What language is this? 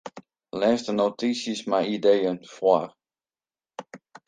Western Frisian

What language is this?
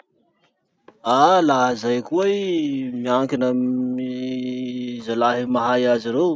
Masikoro Malagasy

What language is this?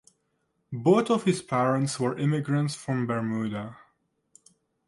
English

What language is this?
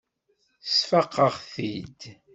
Kabyle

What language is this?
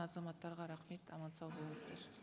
Kazakh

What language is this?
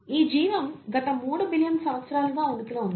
Telugu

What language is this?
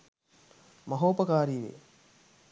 Sinhala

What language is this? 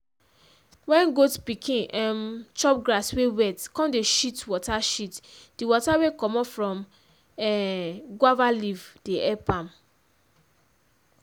Nigerian Pidgin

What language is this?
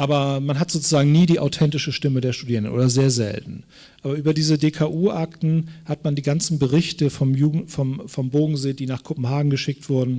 German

